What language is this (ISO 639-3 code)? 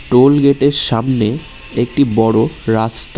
ben